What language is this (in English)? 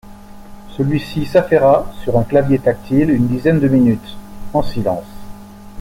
French